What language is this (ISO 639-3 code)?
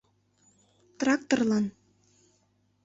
chm